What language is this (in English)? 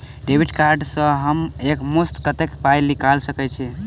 Maithili